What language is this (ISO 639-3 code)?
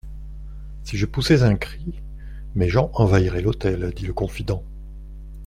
fra